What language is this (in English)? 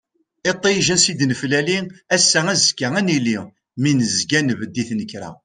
Kabyle